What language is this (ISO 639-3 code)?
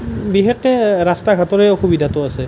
asm